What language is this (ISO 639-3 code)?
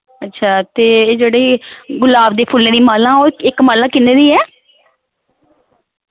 doi